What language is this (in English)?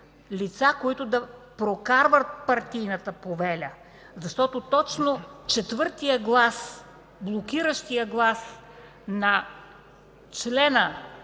Bulgarian